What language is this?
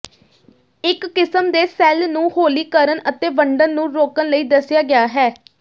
Punjabi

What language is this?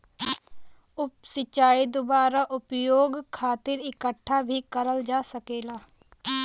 Bhojpuri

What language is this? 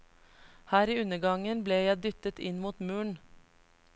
Norwegian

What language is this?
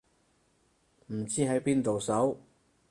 Cantonese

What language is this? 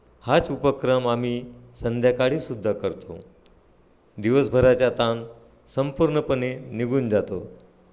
Marathi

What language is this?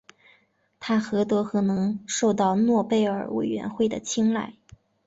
Chinese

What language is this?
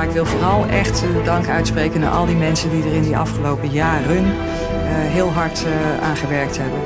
Dutch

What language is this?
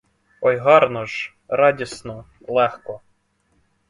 Ukrainian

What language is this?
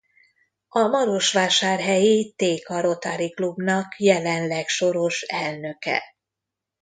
Hungarian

